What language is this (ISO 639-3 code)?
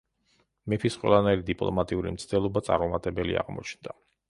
kat